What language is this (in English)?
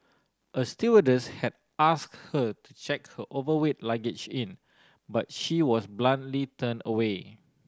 English